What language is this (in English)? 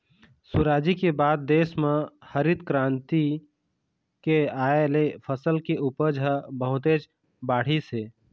Chhattisgarhi